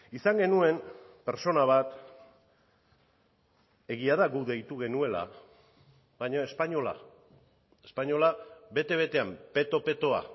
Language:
Basque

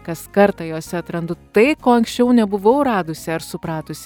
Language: Lithuanian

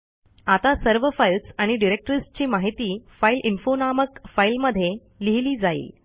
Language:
Marathi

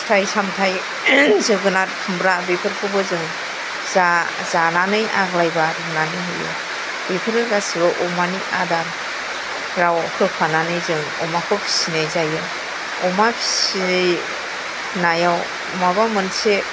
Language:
Bodo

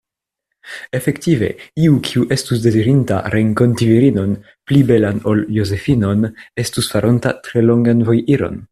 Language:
Esperanto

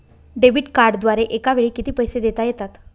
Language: Marathi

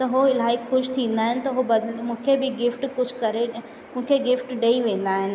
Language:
Sindhi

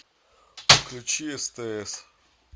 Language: Russian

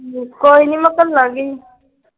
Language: Punjabi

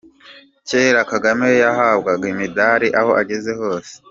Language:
Kinyarwanda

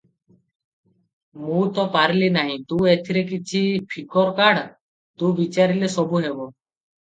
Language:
Odia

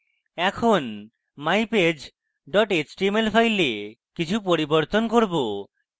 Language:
Bangla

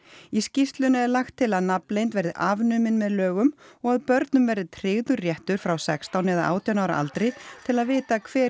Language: Icelandic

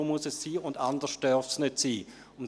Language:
Swiss German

